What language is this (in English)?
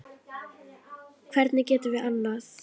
Icelandic